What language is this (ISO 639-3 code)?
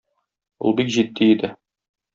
tat